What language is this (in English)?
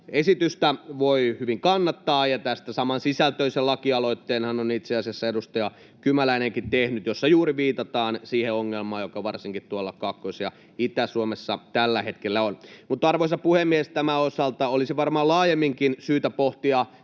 Finnish